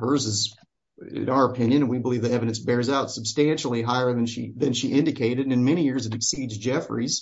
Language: English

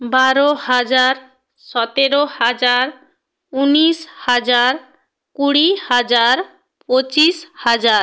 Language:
Bangla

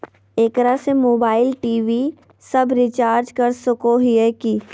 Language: Magahi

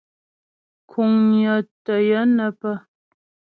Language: Ghomala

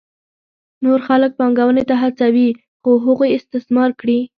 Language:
Pashto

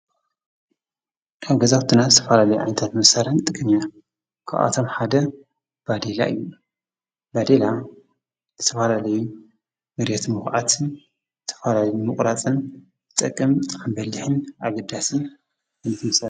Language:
Tigrinya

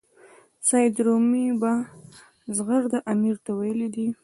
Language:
Pashto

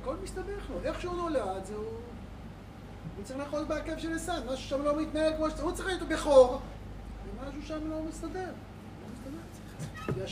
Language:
Hebrew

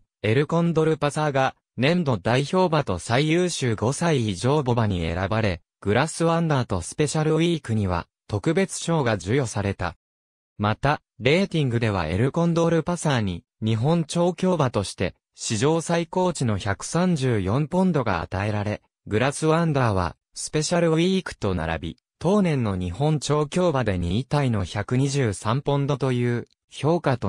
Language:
Japanese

